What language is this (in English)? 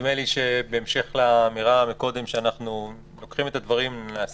Hebrew